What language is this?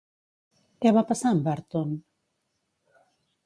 Catalan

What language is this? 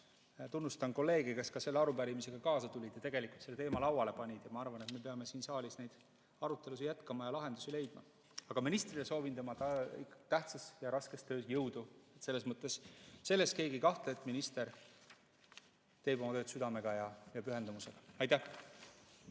Estonian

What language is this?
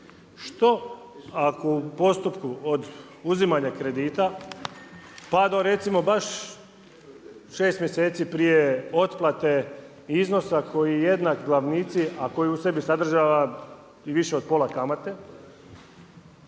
Croatian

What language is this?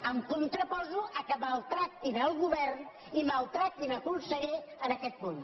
Catalan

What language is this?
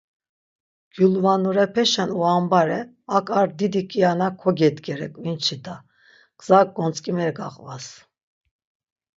Laz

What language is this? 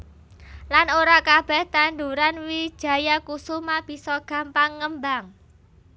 Javanese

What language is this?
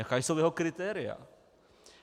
Czech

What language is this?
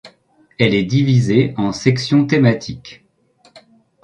French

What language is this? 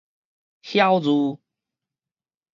Min Nan Chinese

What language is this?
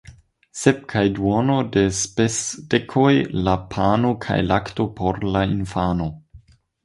Esperanto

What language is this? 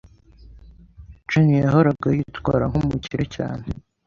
Kinyarwanda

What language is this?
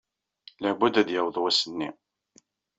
Kabyle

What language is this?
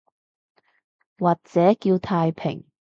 Cantonese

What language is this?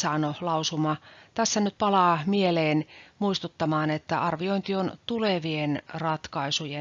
Finnish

